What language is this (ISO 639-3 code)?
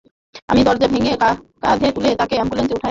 ben